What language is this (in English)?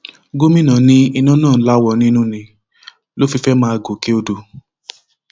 Yoruba